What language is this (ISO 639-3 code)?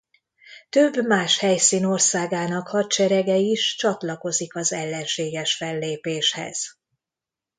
hun